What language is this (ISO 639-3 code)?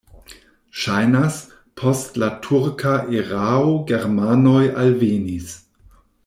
epo